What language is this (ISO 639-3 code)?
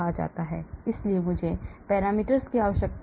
hin